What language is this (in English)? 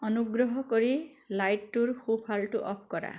Assamese